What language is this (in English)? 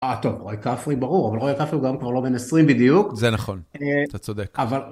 Hebrew